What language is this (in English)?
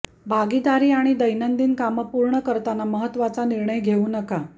Marathi